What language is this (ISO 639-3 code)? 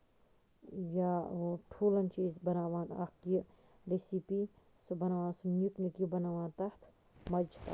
kas